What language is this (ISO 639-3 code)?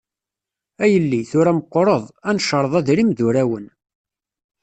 kab